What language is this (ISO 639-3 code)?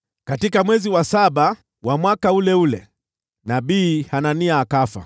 swa